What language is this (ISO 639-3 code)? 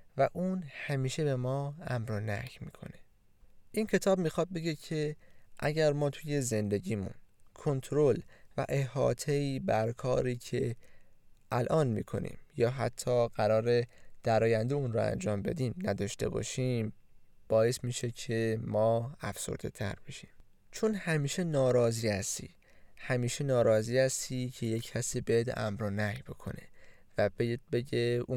fas